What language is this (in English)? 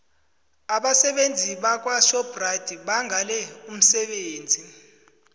South Ndebele